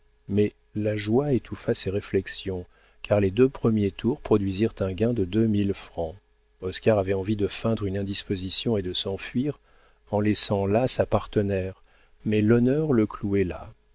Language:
French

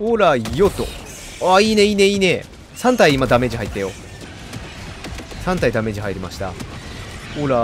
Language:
Japanese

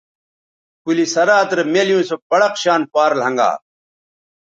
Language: Bateri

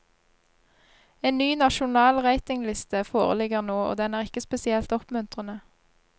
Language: Norwegian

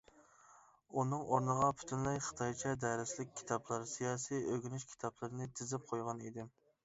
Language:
Uyghur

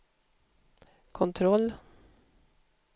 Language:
Swedish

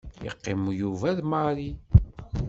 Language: Kabyle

